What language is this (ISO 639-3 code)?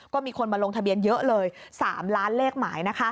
tha